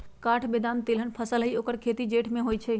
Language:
Magahi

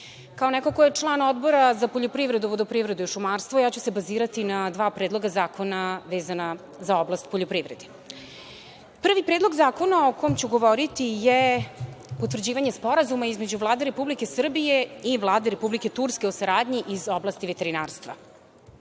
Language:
Serbian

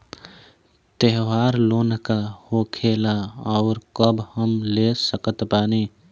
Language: Bhojpuri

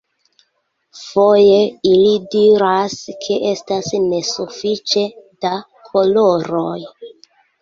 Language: Esperanto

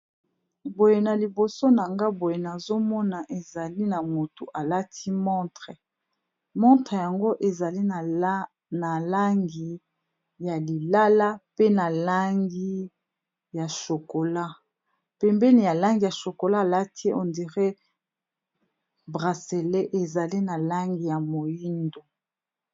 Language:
Lingala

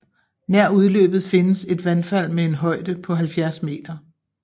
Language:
Danish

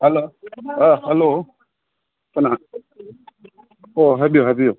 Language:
Manipuri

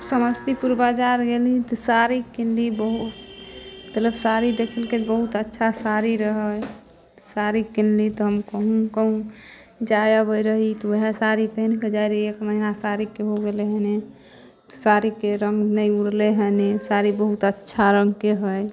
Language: Maithili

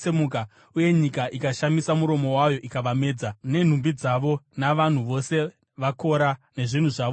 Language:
Shona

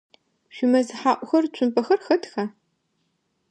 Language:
Adyghe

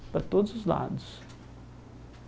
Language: Portuguese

